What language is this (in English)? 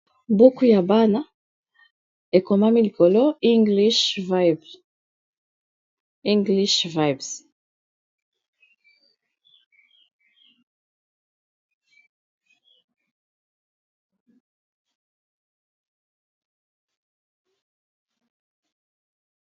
Lingala